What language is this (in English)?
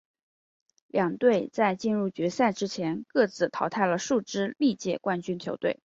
Chinese